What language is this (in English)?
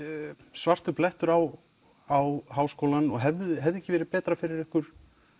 Icelandic